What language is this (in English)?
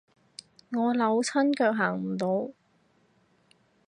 Cantonese